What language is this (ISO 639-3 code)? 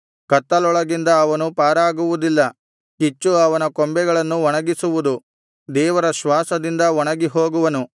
kan